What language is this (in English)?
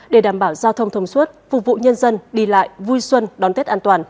Vietnamese